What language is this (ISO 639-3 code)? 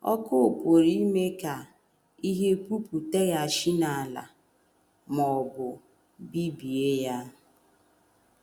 ibo